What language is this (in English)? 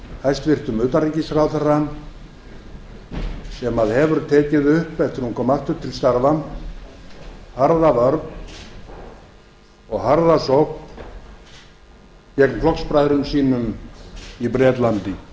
Icelandic